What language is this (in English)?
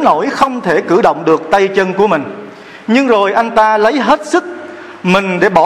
Vietnamese